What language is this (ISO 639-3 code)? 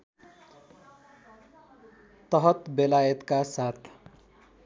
nep